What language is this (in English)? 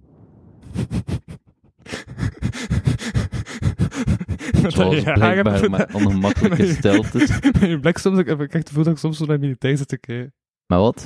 Dutch